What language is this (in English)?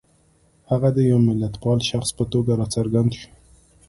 Pashto